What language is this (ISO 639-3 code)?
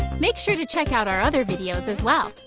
eng